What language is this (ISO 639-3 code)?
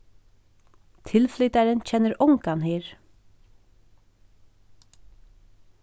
fao